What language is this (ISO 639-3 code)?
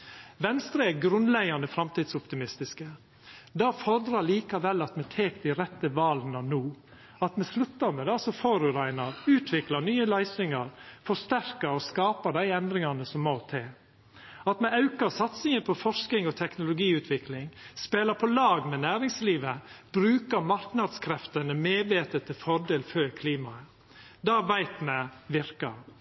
nno